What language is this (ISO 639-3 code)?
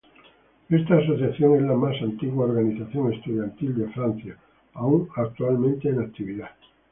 spa